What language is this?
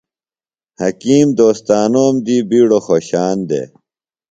Phalura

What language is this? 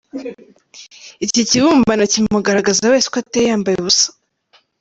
Kinyarwanda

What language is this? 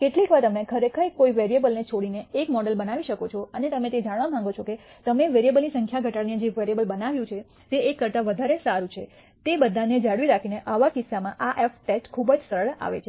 Gujarati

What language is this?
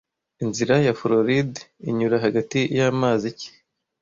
Kinyarwanda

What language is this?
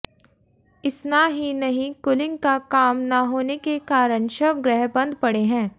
Hindi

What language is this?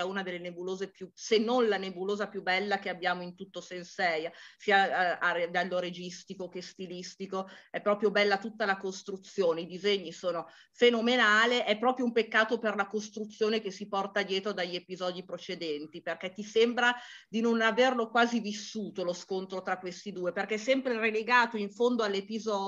Italian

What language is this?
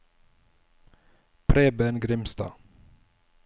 Norwegian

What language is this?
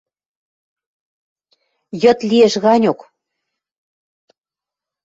Western Mari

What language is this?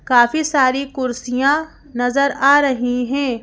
Hindi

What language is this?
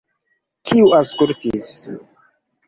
Esperanto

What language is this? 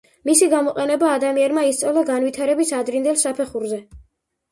Georgian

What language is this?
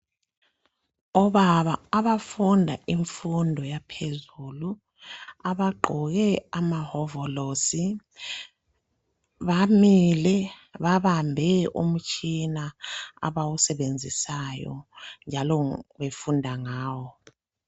North Ndebele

